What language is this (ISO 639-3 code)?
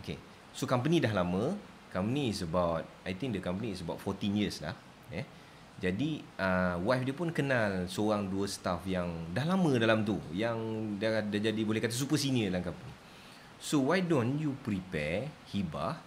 msa